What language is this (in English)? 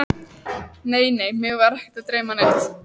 Icelandic